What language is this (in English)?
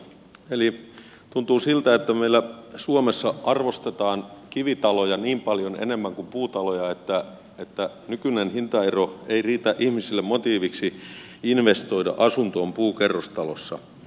Finnish